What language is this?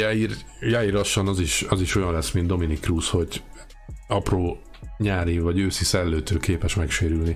Hungarian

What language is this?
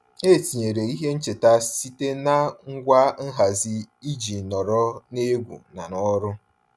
Igbo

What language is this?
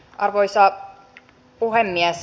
Finnish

